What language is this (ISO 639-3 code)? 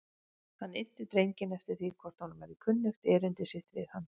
isl